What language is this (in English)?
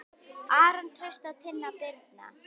Icelandic